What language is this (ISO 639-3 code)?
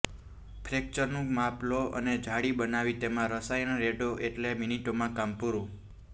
guj